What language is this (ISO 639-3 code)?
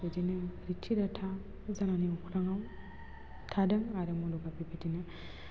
brx